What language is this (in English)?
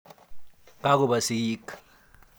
Kalenjin